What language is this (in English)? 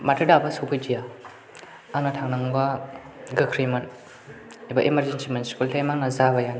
Bodo